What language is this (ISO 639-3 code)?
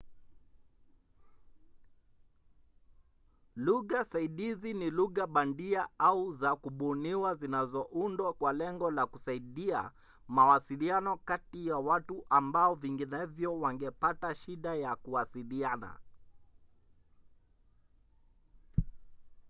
swa